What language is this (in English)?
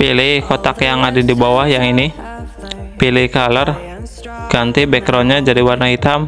Indonesian